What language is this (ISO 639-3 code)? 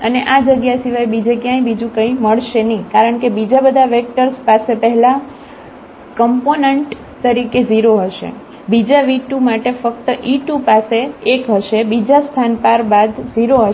guj